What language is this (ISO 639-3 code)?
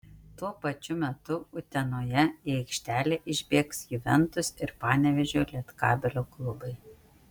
lit